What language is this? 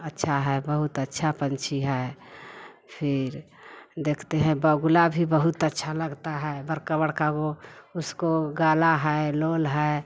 Hindi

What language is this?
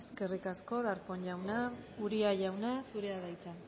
Basque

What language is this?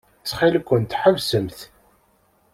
Kabyle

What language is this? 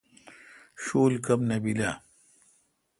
Kalkoti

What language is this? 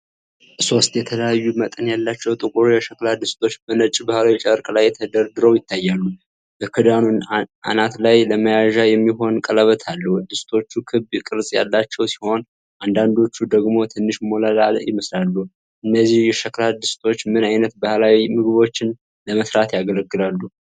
Amharic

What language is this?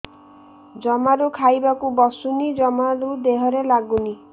Odia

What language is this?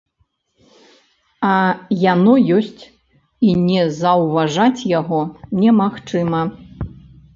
Belarusian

